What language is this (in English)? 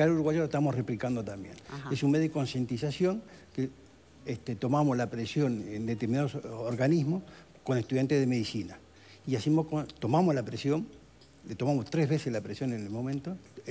Spanish